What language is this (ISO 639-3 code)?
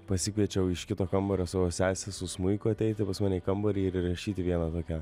lit